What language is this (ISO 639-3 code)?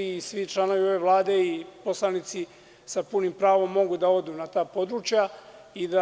srp